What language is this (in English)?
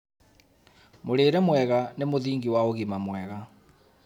Kikuyu